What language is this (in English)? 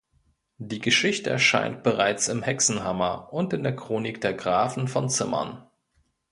German